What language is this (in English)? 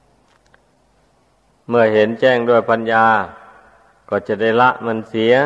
Thai